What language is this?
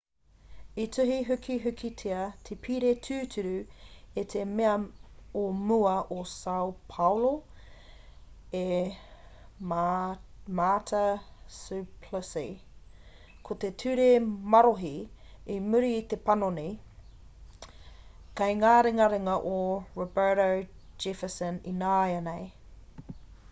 Māori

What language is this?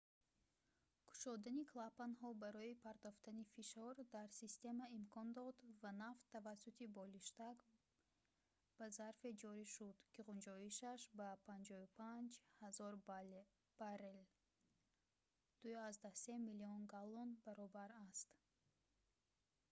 Tajik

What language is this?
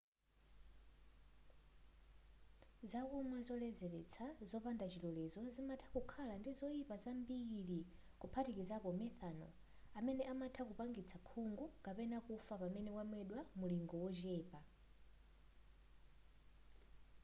Nyanja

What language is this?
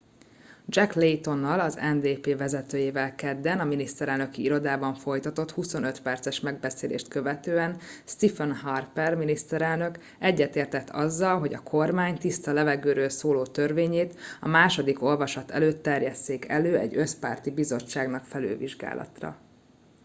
Hungarian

